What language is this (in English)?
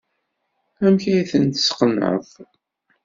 Kabyle